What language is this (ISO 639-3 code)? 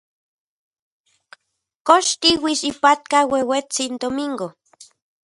ncx